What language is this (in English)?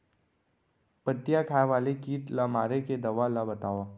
Chhattisgarhi